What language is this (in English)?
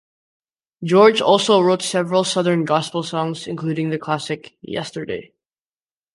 English